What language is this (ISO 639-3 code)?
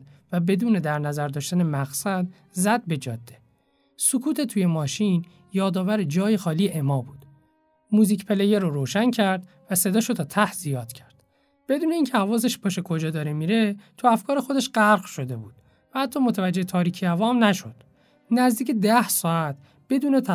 fas